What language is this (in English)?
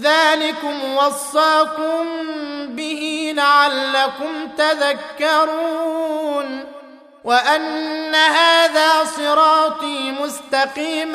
Arabic